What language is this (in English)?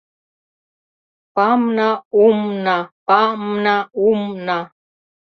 Mari